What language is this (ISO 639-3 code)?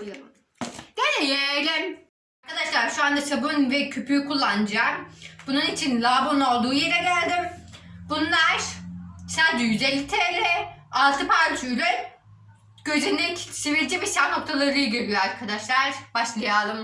tur